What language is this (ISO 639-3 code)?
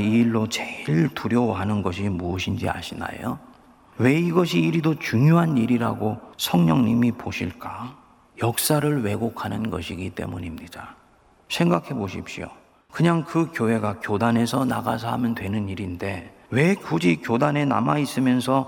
kor